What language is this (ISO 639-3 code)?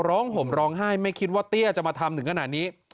tha